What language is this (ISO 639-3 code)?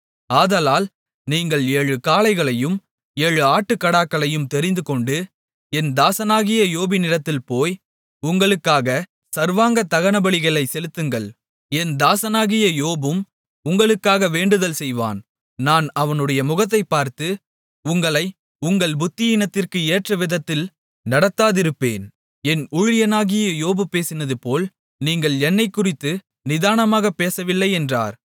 tam